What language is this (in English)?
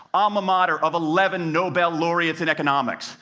English